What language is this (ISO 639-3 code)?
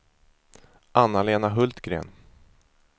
swe